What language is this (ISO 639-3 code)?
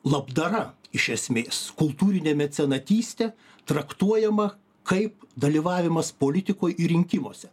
lit